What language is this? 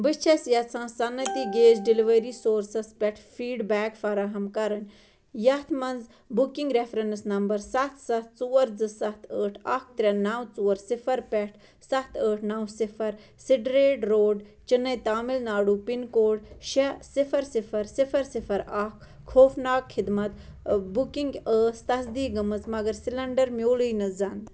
Kashmiri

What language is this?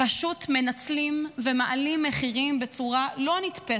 Hebrew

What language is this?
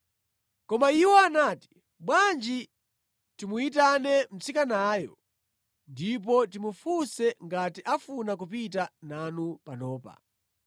Nyanja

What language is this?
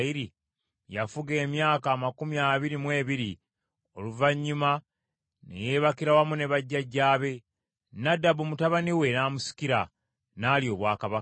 Ganda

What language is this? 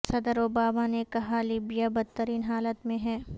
Urdu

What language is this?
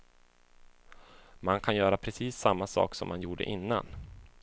Swedish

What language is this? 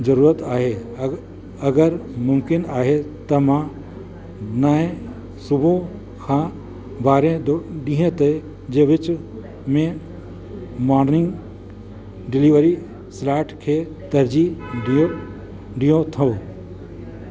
Sindhi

